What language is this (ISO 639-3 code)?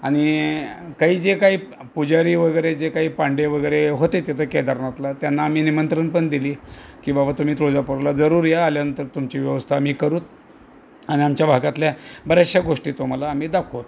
mar